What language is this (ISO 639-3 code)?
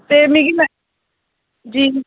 doi